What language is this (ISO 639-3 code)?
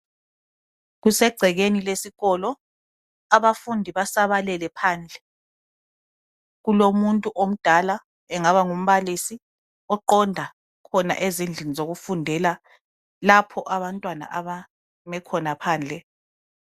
nde